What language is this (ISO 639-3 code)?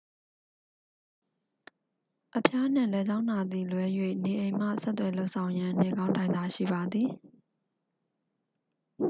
mya